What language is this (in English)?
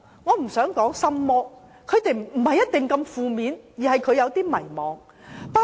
Cantonese